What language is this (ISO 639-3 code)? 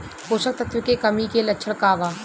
bho